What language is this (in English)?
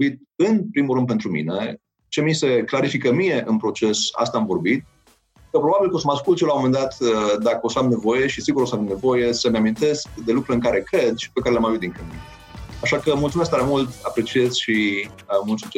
Romanian